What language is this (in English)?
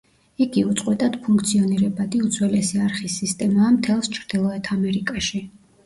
Georgian